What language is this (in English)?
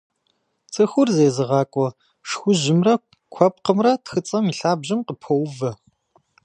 Kabardian